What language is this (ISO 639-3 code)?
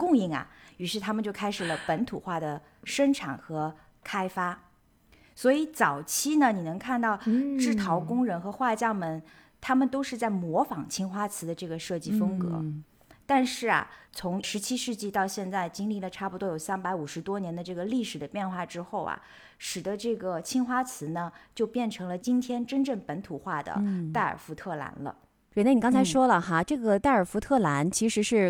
zho